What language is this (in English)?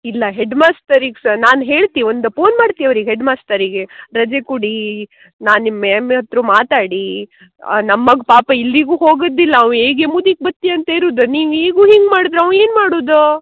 Kannada